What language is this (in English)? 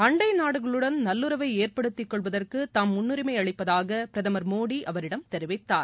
Tamil